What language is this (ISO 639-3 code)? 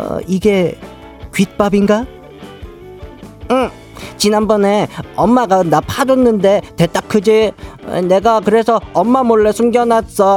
kor